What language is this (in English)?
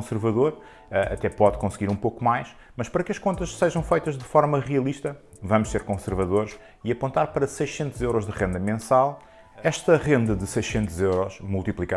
Portuguese